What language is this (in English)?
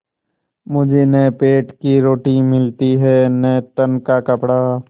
Hindi